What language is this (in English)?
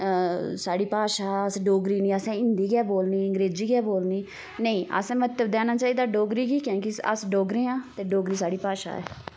Dogri